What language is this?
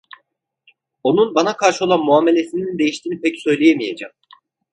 Turkish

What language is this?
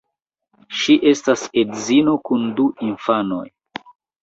Esperanto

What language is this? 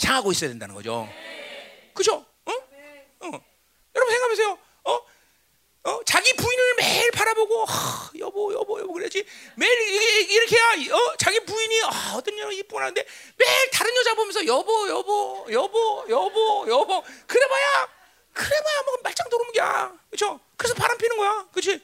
Korean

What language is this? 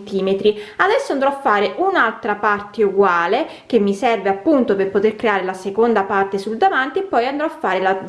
Italian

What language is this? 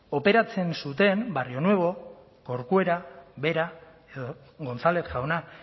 Basque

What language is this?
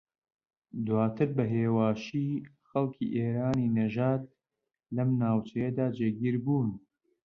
Central Kurdish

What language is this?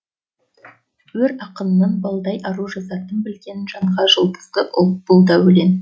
Kazakh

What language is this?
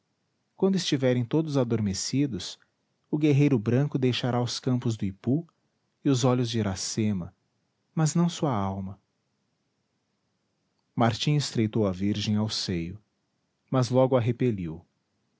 Portuguese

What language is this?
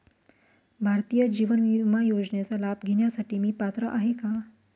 Marathi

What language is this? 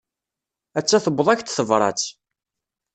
Kabyle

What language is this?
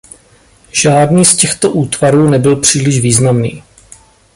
Czech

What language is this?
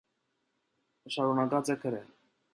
Armenian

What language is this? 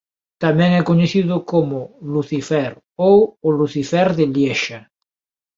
Galician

